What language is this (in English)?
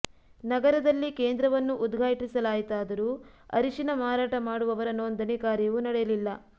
Kannada